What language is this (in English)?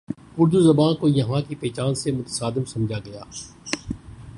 Urdu